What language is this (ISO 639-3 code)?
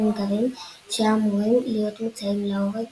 heb